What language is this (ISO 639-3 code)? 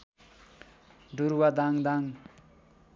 nep